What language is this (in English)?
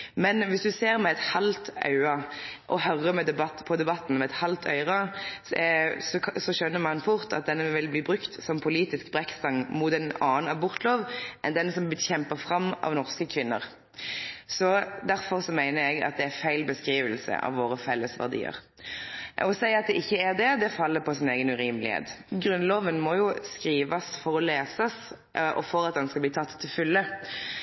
Norwegian Nynorsk